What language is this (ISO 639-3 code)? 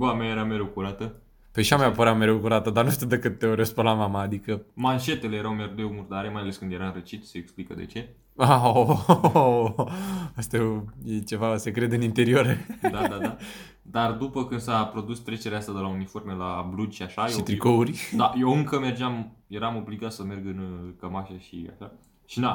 ron